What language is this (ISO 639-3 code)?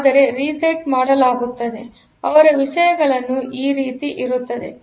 kan